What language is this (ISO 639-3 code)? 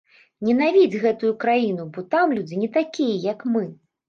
bel